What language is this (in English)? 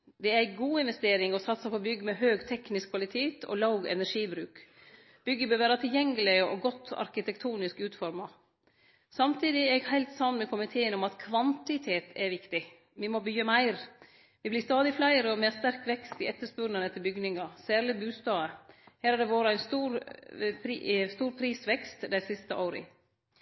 Norwegian Nynorsk